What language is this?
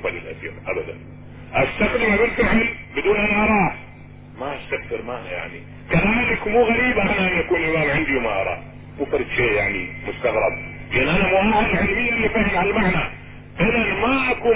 Arabic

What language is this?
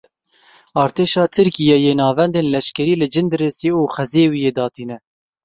Kurdish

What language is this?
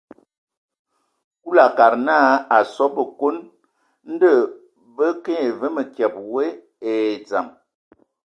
Ewondo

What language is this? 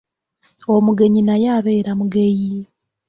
Ganda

